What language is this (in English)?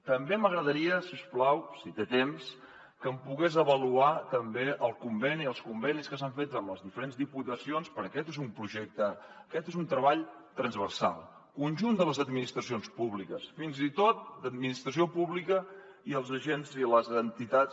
Catalan